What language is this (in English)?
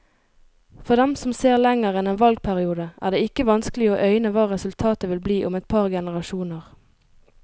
Norwegian